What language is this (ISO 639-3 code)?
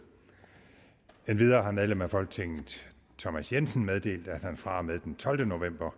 dan